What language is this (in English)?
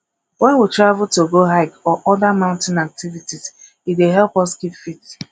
Nigerian Pidgin